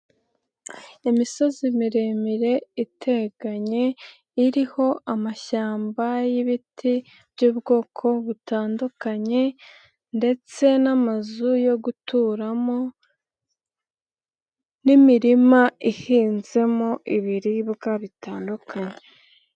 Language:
Kinyarwanda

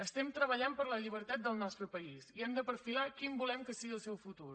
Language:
Catalan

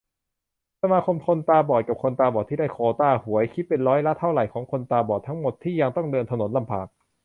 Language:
Thai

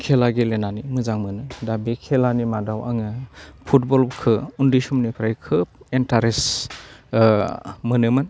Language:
Bodo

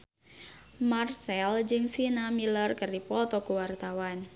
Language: Sundanese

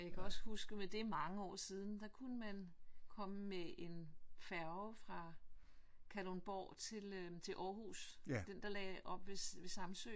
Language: Danish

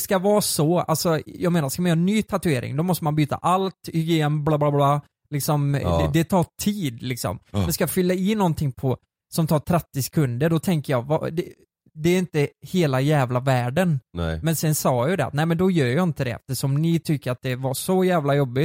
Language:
Swedish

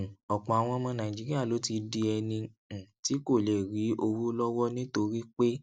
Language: Yoruba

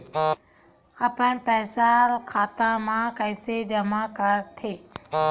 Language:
Chhattisgarhi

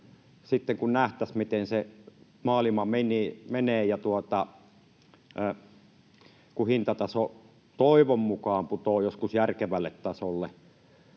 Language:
Finnish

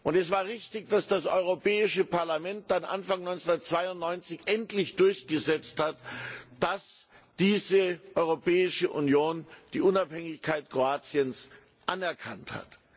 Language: German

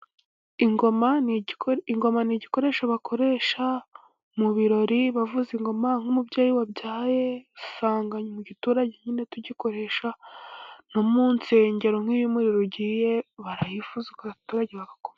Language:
Kinyarwanda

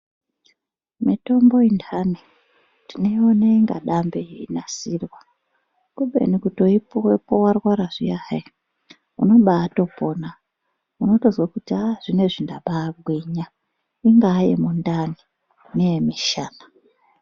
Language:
Ndau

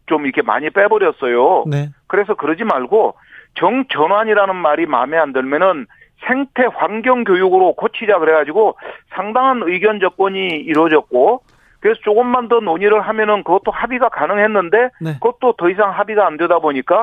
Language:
Korean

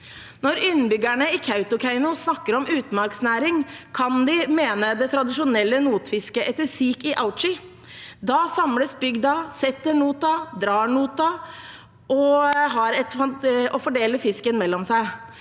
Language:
Norwegian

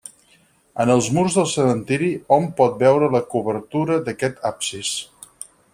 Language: Catalan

